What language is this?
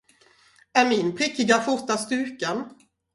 Swedish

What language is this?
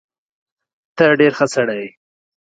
Pashto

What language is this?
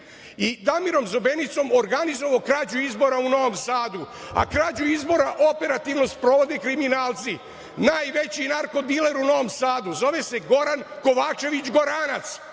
Serbian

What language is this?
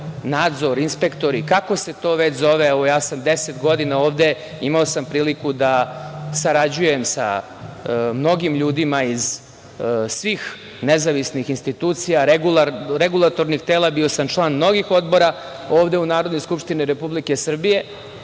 Serbian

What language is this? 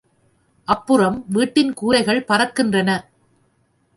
Tamil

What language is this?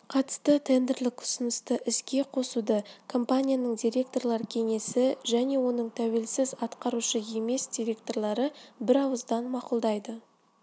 Kazakh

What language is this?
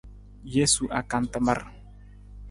Nawdm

